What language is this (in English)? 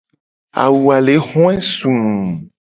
Gen